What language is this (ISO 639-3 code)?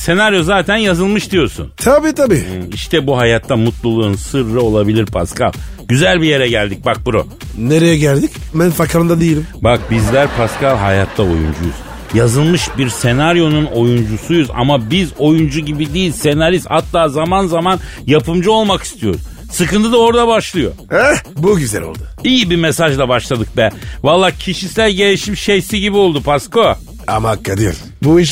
tur